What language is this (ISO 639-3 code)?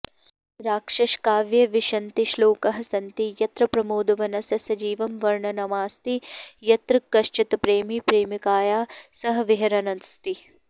san